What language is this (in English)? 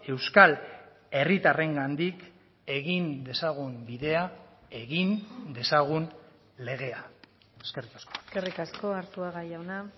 Basque